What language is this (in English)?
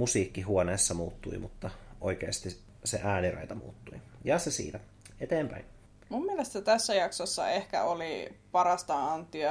Finnish